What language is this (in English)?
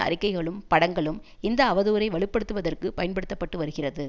Tamil